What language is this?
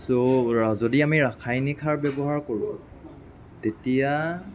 Assamese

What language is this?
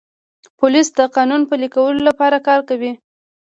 Pashto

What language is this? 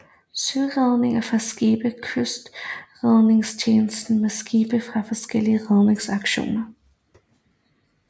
Danish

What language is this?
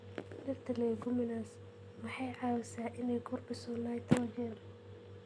Somali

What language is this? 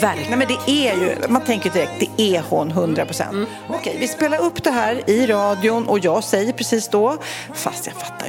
Swedish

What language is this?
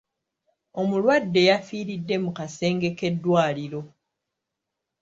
Ganda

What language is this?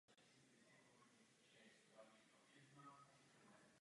Czech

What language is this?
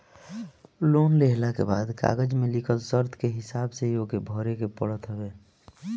Bhojpuri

